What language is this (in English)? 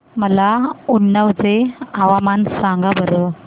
Marathi